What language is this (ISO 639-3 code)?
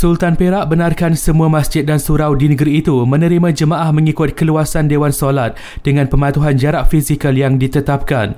msa